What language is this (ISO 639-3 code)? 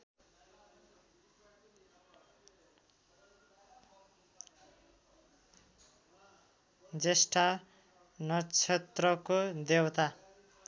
nep